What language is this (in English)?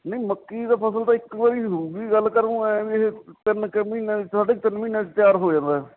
Punjabi